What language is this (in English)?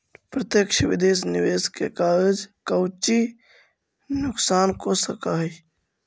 Magahi